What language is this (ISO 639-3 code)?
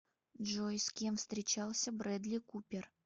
rus